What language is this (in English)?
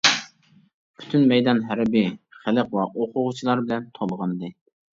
Uyghur